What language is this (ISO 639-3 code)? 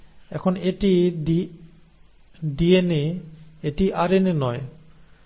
ben